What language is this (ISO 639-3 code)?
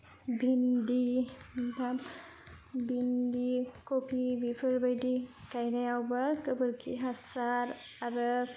brx